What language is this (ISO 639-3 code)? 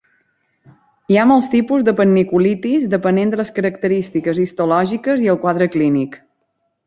cat